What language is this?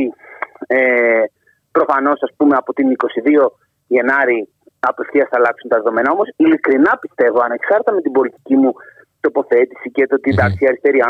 Greek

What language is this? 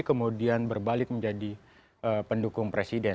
Indonesian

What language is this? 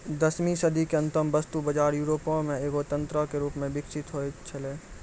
Maithili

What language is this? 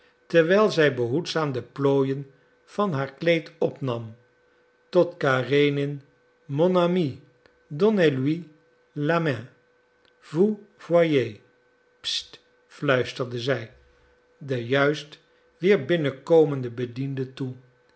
Dutch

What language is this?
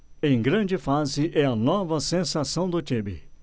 Portuguese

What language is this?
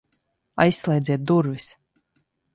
Latvian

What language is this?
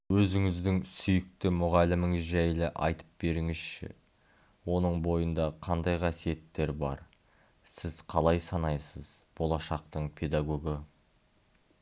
Kazakh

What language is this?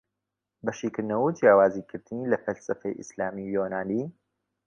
Central Kurdish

